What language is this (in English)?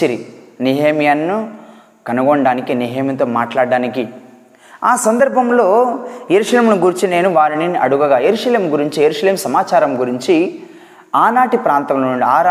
Telugu